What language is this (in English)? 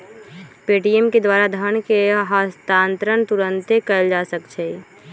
Magahi